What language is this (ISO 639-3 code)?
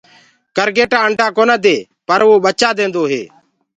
ggg